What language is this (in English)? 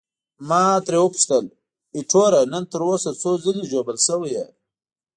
Pashto